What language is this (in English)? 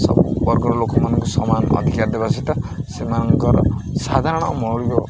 Odia